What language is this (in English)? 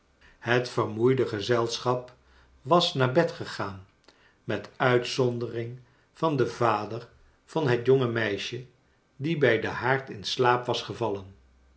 Dutch